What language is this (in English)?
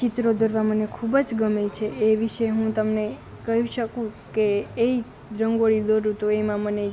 Gujarati